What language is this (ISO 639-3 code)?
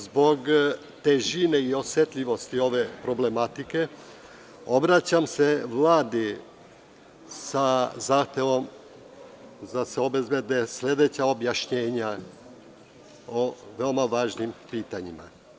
srp